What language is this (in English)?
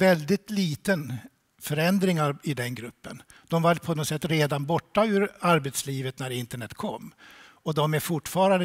Swedish